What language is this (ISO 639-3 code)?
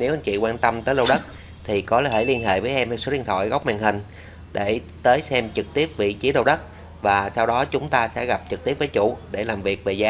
vie